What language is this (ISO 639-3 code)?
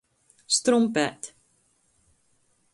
ltg